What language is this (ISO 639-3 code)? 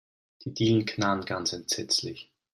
deu